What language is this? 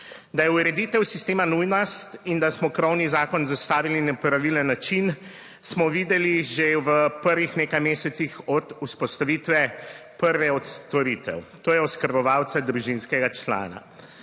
Slovenian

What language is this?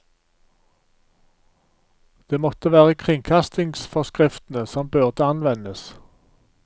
Norwegian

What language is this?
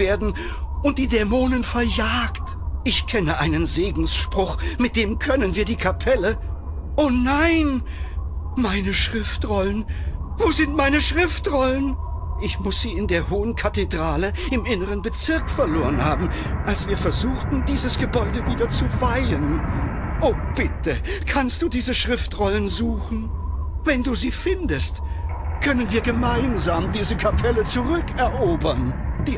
German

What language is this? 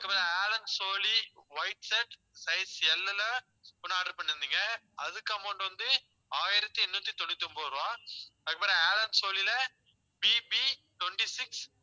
Tamil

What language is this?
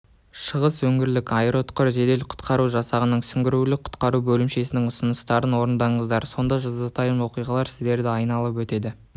Kazakh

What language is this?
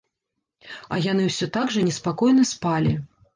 Belarusian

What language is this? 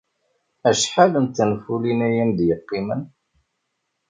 Kabyle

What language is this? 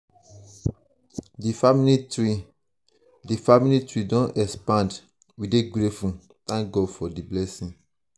Nigerian Pidgin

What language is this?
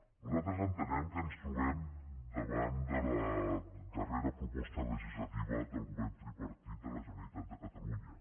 Catalan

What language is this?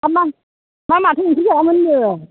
Bodo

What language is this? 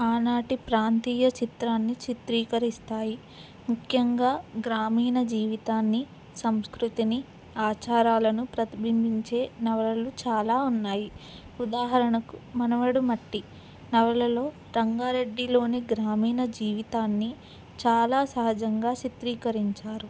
Telugu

